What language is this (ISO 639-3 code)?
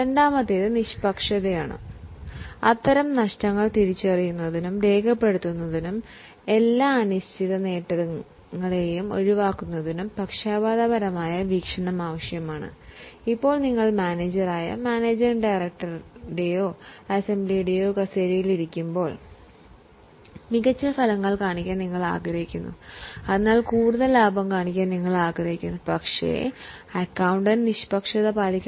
mal